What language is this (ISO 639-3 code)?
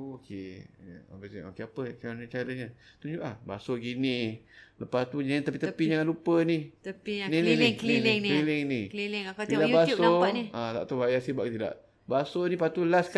msa